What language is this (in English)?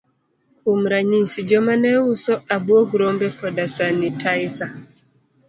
Luo (Kenya and Tanzania)